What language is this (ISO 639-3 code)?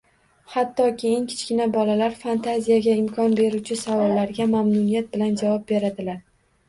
uzb